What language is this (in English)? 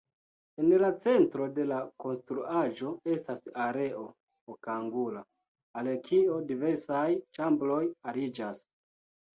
Esperanto